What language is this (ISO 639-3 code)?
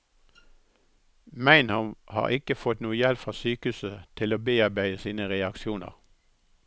nor